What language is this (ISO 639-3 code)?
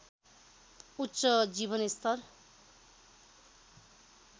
nep